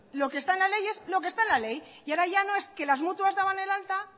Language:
Spanish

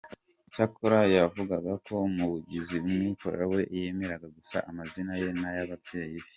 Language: Kinyarwanda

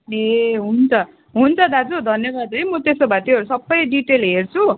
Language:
Nepali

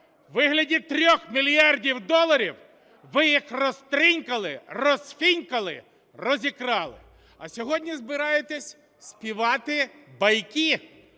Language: Ukrainian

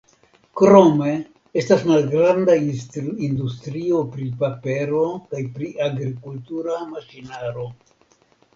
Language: Esperanto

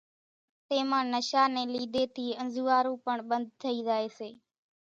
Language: Kachi Koli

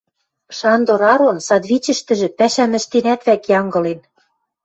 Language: Western Mari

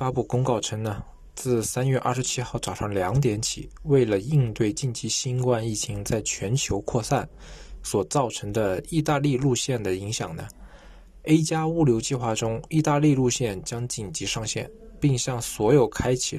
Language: Chinese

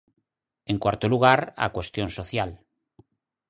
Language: Galician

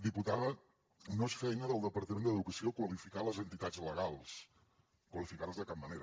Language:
Catalan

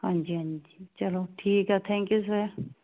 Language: Punjabi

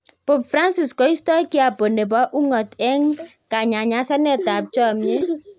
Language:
Kalenjin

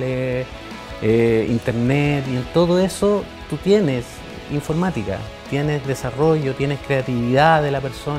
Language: Spanish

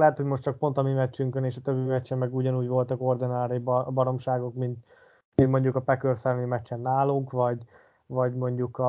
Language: Hungarian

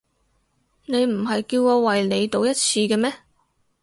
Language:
Cantonese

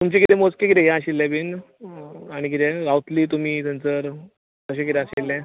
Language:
Konkani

